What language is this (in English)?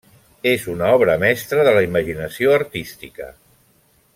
Catalan